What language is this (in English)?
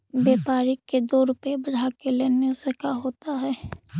Magahi